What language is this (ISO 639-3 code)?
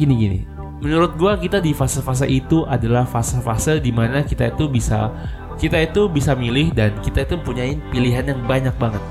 ind